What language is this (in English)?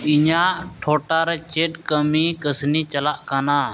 Santali